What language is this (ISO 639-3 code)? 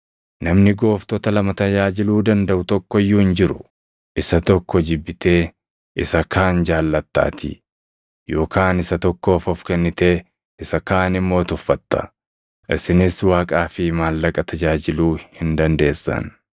orm